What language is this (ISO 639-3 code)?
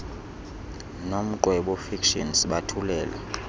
xho